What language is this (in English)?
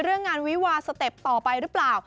Thai